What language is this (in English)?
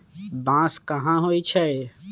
Magahi